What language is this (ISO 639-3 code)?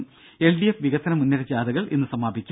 mal